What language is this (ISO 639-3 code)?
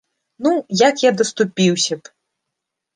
bel